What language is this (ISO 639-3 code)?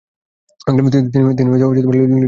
ben